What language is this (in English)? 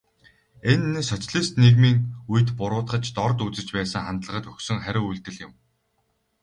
Mongolian